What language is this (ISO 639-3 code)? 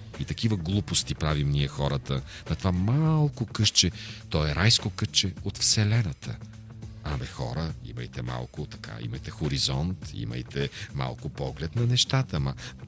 bul